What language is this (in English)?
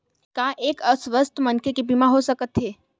Chhattisgarhi